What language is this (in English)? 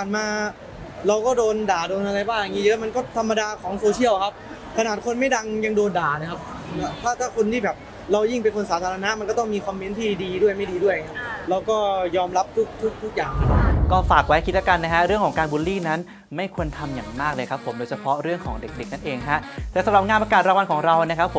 Thai